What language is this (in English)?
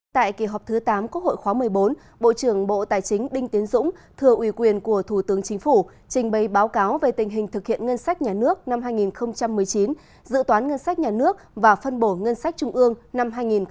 Vietnamese